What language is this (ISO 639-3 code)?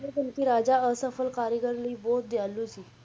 pan